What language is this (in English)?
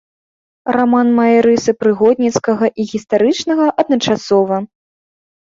Belarusian